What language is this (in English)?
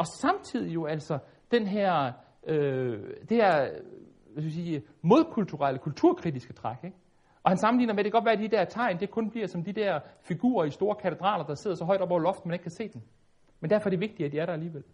Danish